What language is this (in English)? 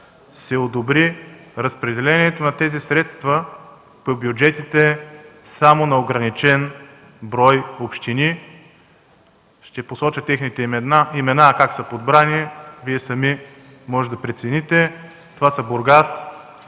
Bulgarian